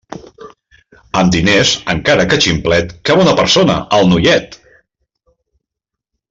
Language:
Catalan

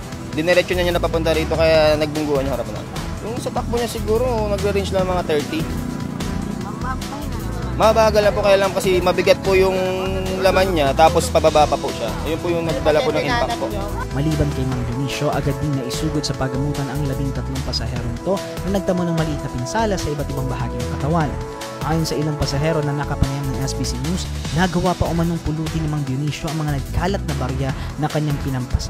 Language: Filipino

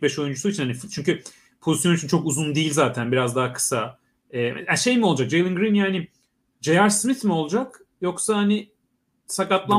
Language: Turkish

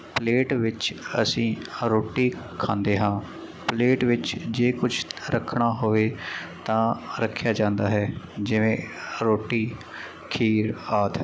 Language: Punjabi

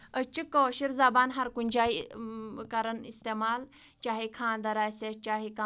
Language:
Kashmiri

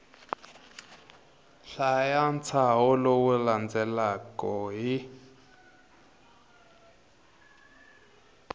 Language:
Tsonga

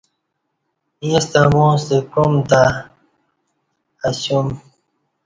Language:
Kati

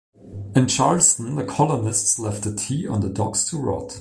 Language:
English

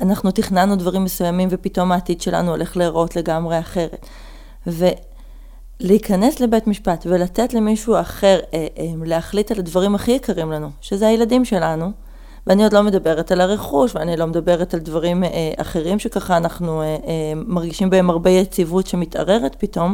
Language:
Hebrew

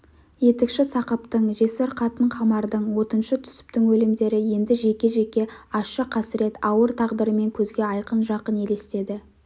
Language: Kazakh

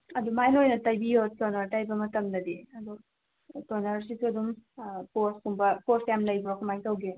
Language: Manipuri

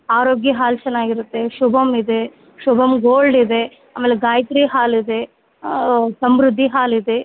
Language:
Kannada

